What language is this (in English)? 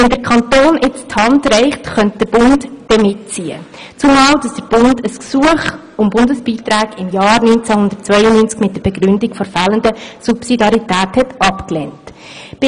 Swiss German